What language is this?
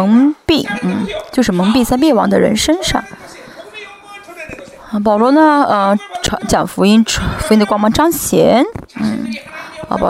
Chinese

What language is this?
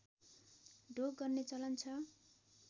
Nepali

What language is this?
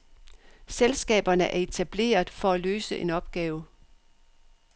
Danish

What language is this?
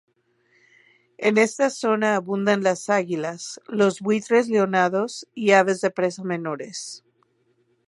Spanish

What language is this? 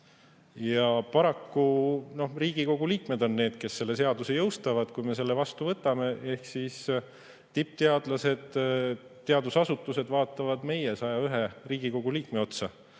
Estonian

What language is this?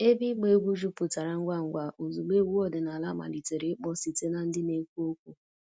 Igbo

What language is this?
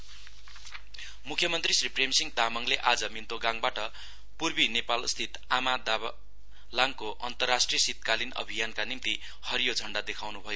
Nepali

